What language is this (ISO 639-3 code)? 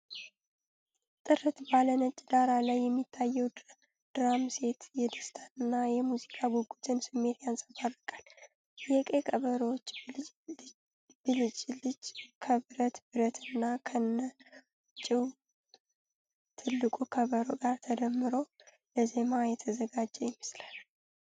amh